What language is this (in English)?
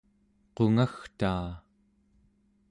Central Yupik